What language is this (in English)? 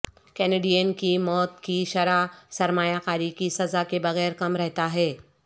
Urdu